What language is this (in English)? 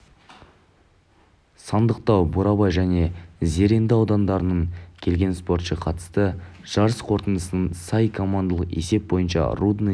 Kazakh